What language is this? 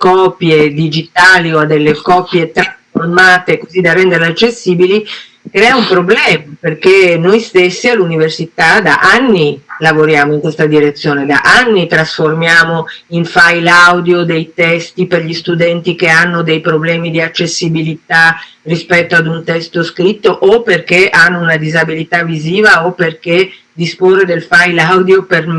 Italian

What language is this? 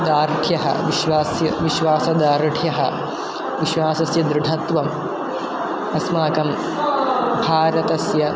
Sanskrit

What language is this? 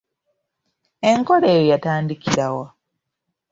Ganda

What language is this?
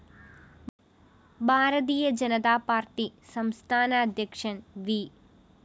Malayalam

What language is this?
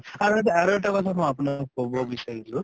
Assamese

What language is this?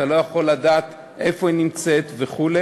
Hebrew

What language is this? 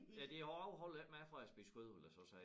Danish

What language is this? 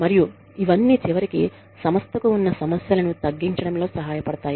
Telugu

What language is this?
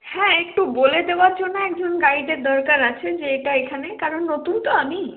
Bangla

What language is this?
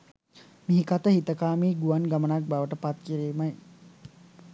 Sinhala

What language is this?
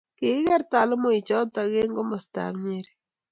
Kalenjin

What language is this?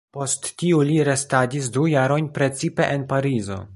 Esperanto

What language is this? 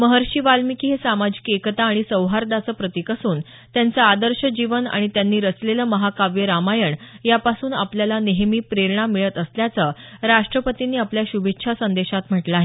Marathi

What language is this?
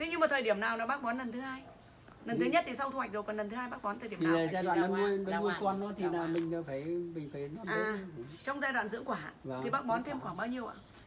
Vietnamese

